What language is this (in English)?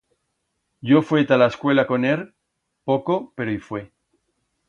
Aragonese